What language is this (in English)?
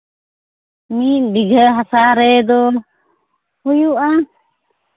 Santali